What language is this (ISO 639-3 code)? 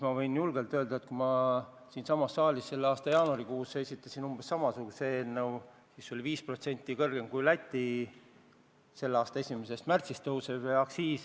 est